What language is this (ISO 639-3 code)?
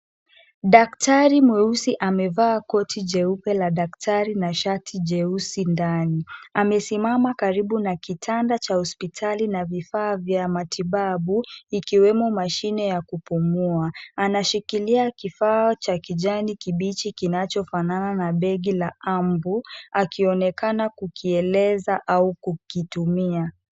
swa